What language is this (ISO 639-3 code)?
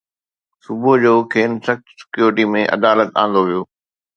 snd